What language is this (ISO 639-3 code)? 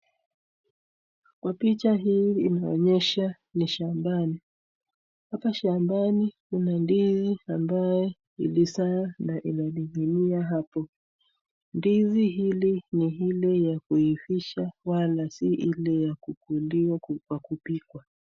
swa